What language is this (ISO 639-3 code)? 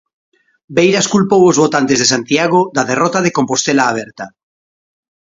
glg